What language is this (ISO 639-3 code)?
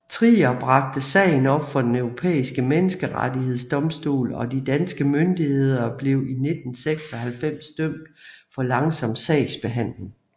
dan